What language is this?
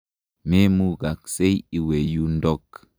Kalenjin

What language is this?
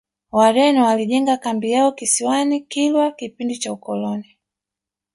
Swahili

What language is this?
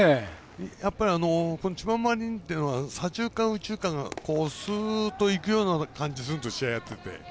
Japanese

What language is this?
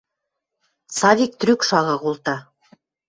Western Mari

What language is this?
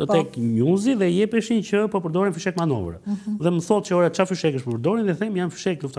Romanian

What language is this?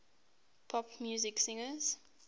English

